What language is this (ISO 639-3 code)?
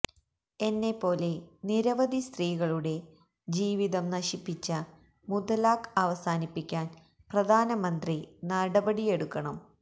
mal